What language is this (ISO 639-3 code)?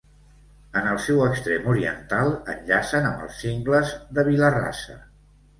cat